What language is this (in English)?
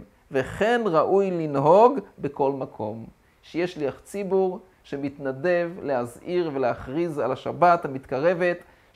Hebrew